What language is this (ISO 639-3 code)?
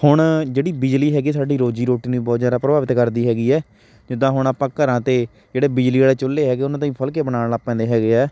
pan